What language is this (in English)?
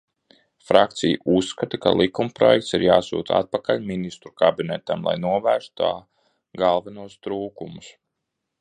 Latvian